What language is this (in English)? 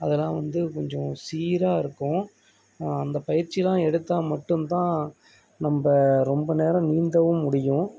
Tamil